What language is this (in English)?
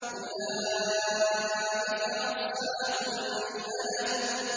Arabic